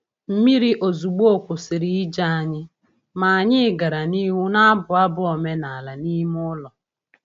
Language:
Igbo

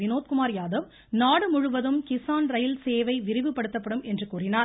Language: Tamil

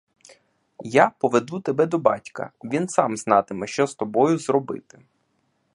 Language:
Ukrainian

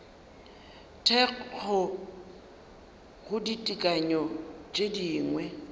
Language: Northern Sotho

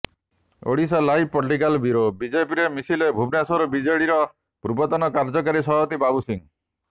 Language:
Odia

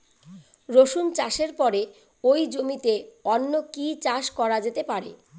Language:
Bangla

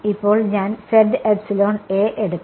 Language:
Malayalam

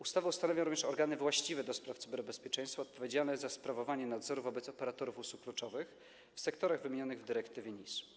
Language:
Polish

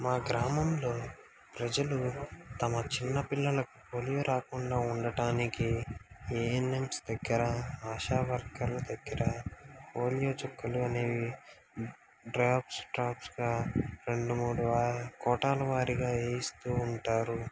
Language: Telugu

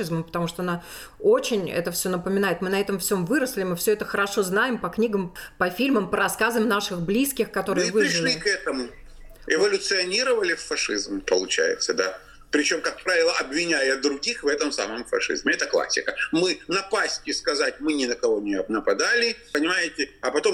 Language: Russian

